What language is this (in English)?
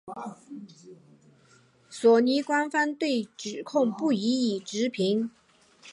Chinese